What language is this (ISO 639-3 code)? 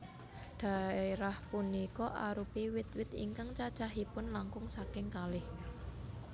jav